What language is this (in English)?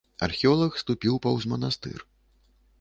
Belarusian